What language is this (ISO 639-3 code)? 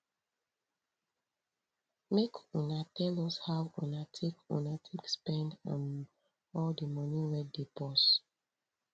pcm